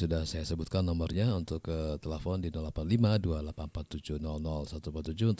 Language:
Indonesian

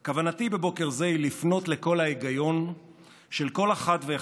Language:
Hebrew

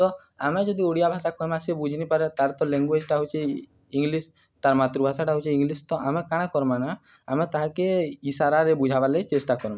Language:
Odia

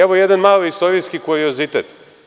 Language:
Serbian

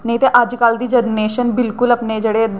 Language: Dogri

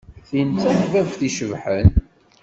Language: Kabyle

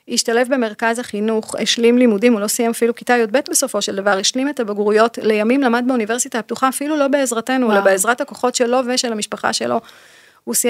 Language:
Hebrew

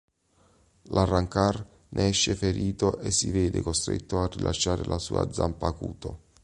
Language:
Italian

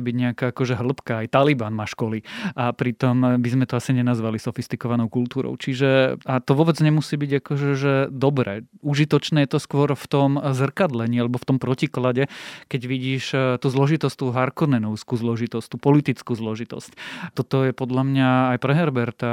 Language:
Slovak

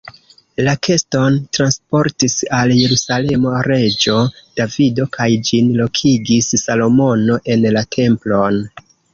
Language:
Esperanto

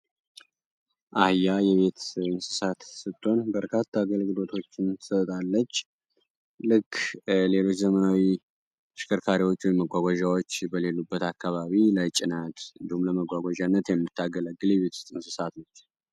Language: Amharic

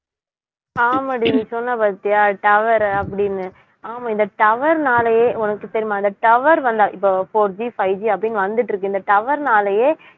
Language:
Tamil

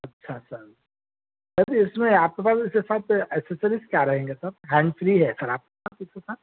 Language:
Urdu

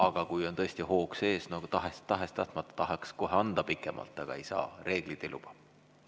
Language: Estonian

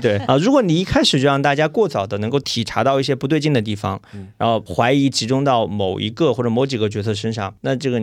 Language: Chinese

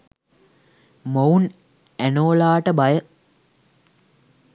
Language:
Sinhala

